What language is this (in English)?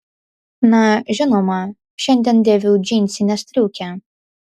Lithuanian